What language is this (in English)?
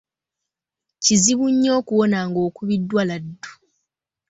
Ganda